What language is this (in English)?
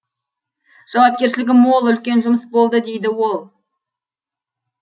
Kazakh